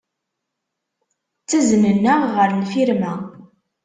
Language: Kabyle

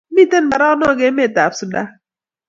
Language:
Kalenjin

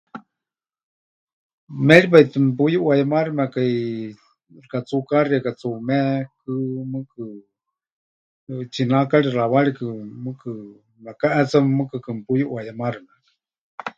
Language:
Huichol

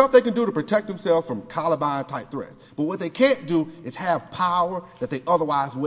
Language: English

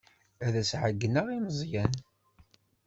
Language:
Kabyle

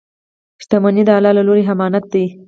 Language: Pashto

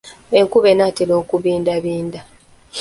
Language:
Ganda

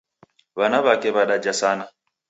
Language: Taita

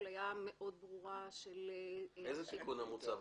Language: Hebrew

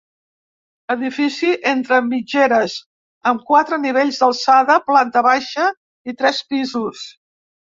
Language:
Catalan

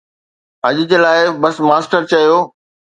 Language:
Sindhi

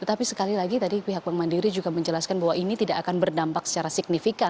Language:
Indonesian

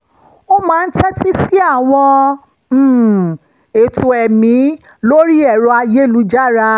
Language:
Yoruba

